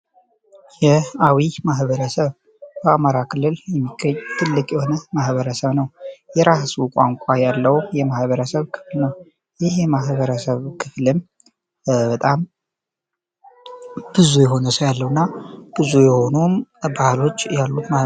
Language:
Amharic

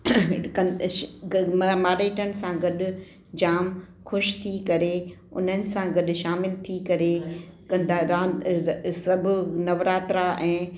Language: Sindhi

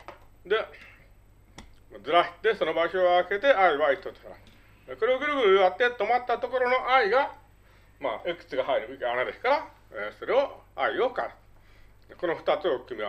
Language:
Japanese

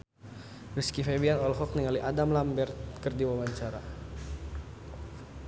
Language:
Sundanese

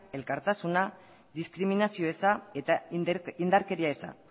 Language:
Basque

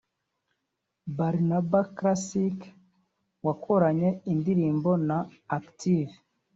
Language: Kinyarwanda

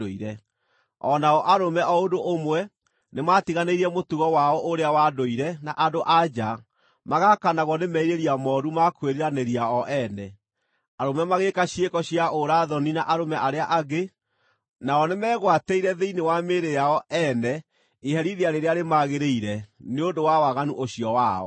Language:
Kikuyu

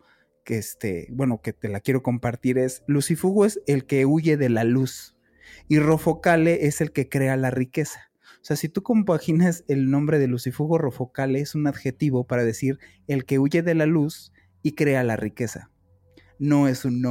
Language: Spanish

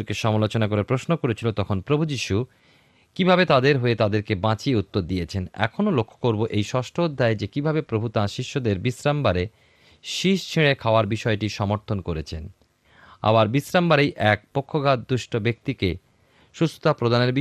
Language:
Bangla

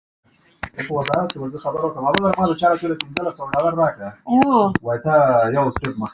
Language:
Pashto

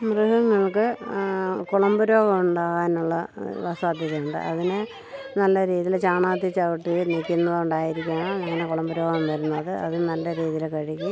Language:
Malayalam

